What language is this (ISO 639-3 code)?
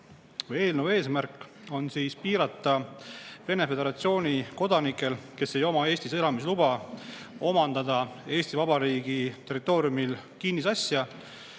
est